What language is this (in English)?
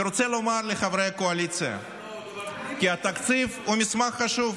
Hebrew